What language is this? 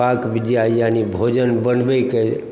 Maithili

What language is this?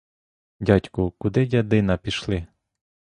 Ukrainian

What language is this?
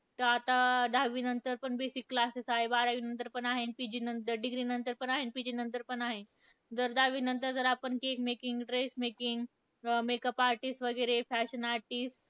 Marathi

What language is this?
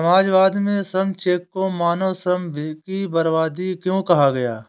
Hindi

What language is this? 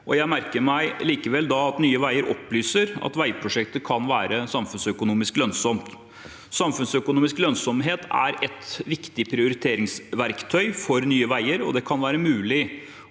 Norwegian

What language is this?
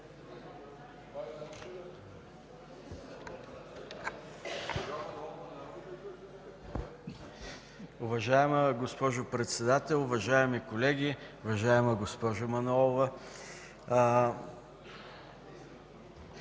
Bulgarian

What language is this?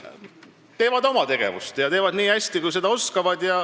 Estonian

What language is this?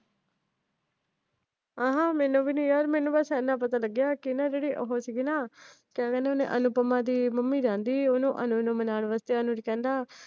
Punjabi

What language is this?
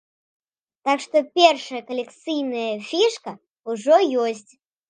Belarusian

